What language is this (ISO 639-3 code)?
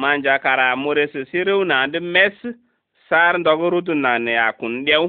ara